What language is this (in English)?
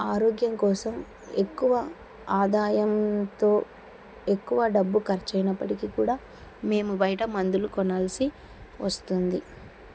Telugu